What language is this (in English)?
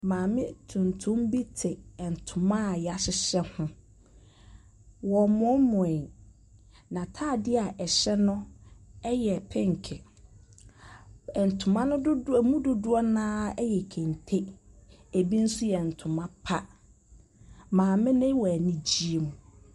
Akan